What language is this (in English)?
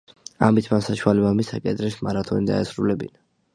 Georgian